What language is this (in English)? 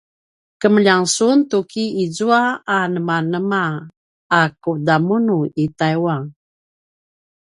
Paiwan